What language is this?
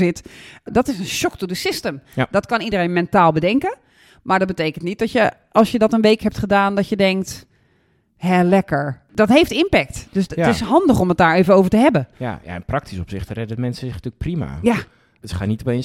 Dutch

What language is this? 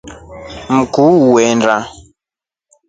Rombo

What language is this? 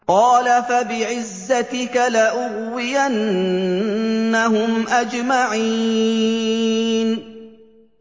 Arabic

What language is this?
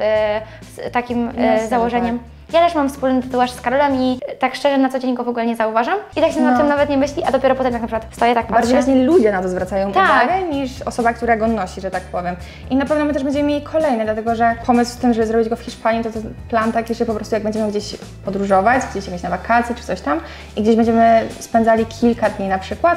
Polish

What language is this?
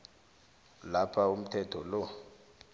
South Ndebele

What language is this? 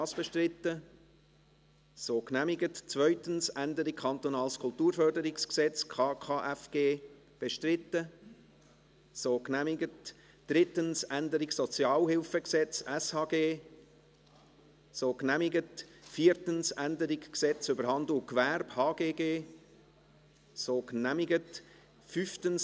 Swiss German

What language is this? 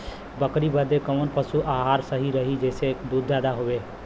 Bhojpuri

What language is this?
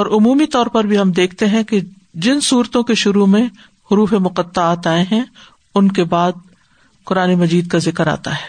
Urdu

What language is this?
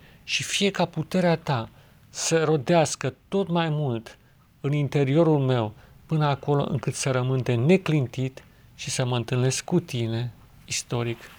Romanian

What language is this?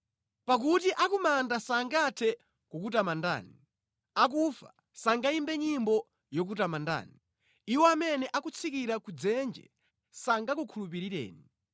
Nyanja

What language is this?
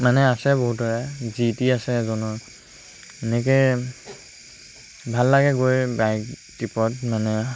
Assamese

